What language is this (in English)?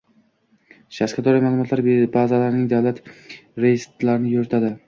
Uzbek